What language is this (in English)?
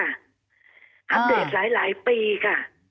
Thai